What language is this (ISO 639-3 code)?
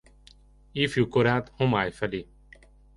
hun